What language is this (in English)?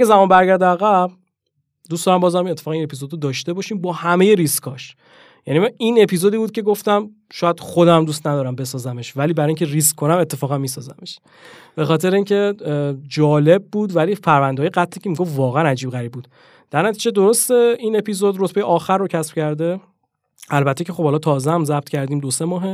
Persian